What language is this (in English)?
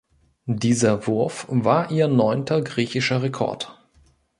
German